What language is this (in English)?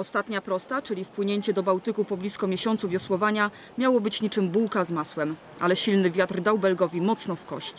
Polish